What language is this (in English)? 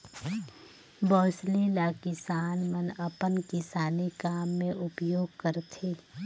Chhattisgarhi